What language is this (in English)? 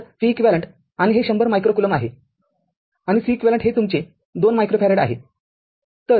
Marathi